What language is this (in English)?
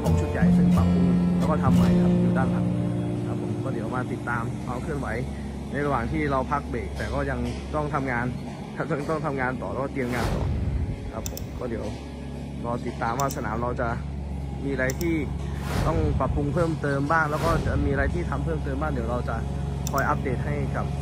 Thai